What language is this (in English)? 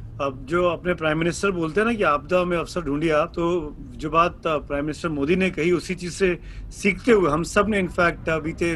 Hindi